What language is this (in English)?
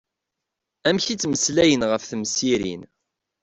Kabyle